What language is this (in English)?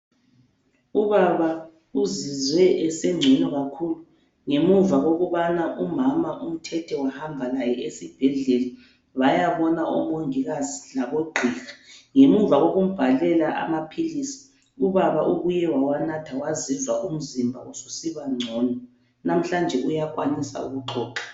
North Ndebele